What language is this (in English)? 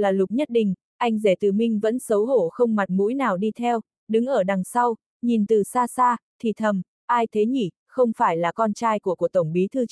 Vietnamese